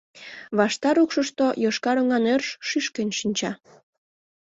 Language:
Mari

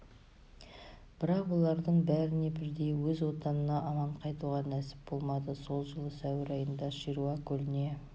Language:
Kazakh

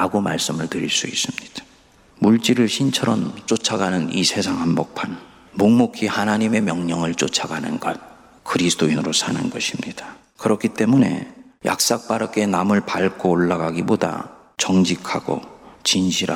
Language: Korean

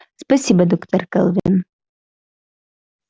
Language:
Russian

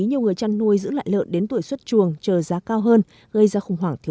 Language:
Vietnamese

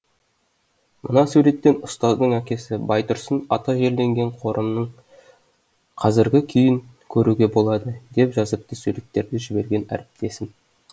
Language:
Kazakh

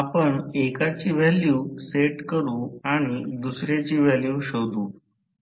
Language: Marathi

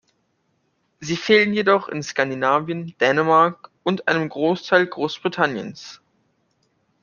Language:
German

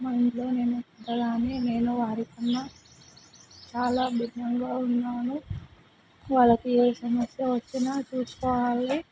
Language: Telugu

